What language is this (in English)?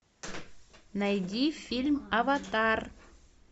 Russian